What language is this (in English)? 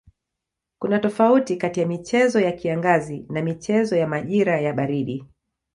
Swahili